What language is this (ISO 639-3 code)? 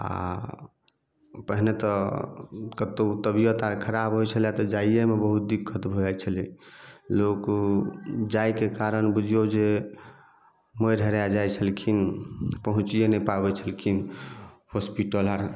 mai